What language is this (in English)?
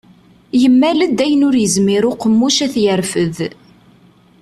Kabyle